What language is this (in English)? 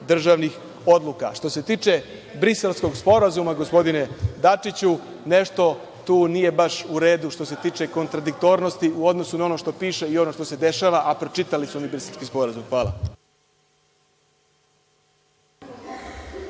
Serbian